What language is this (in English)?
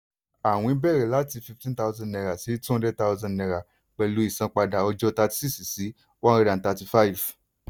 Yoruba